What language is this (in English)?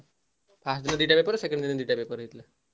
Odia